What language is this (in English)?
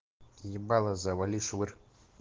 Russian